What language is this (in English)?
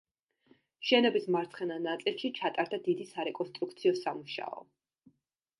Georgian